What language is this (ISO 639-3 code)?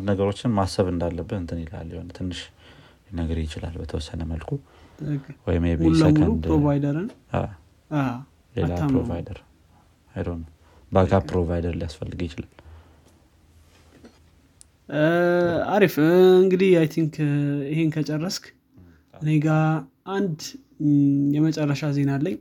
amh